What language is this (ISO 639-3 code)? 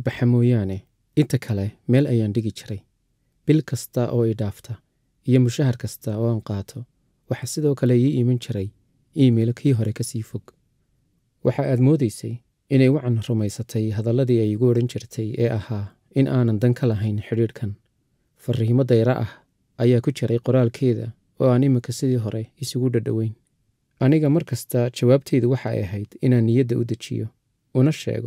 ara